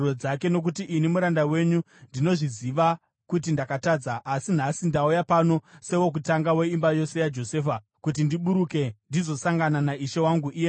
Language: Shona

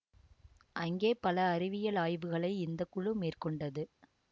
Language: Tamil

